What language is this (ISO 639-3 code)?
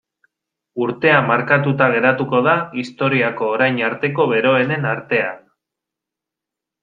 eus